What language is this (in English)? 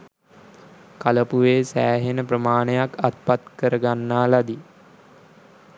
Sinhala